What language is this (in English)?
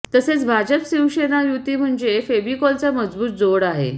Marathi